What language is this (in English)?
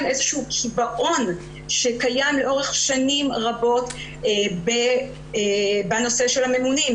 Hebrew